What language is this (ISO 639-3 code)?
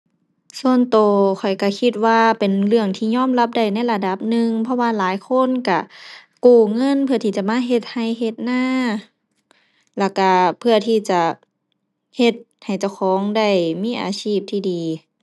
tha